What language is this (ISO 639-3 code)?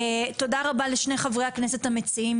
heb